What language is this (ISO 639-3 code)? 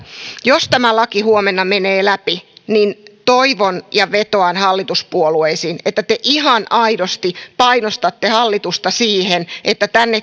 fin